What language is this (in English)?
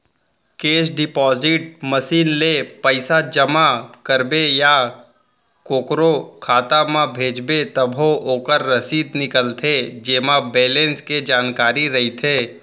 Chhattisgarhi